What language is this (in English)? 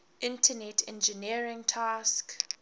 English